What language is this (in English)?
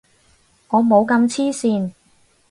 Cantonese